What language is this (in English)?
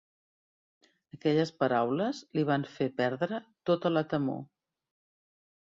Catalan